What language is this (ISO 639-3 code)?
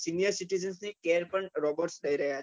guj